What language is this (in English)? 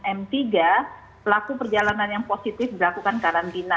Indonesian